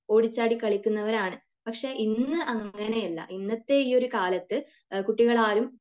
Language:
Malayalam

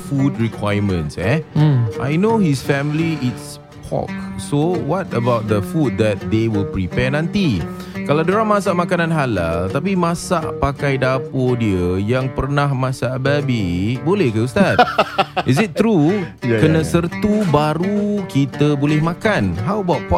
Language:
Malay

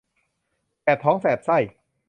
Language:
Thai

